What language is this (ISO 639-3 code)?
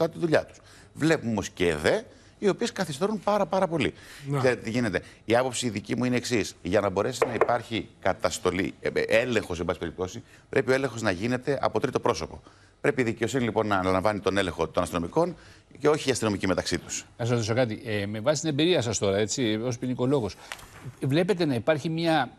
ell